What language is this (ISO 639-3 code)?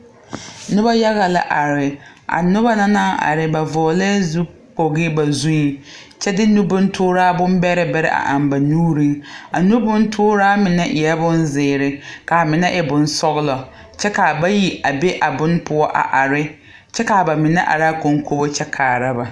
dga